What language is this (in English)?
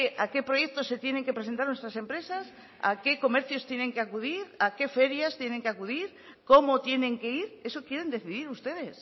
Spanish